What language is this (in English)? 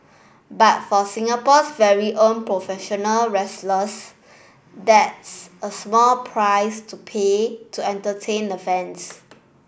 English